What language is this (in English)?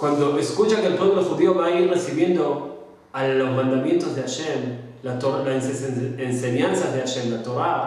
Spanish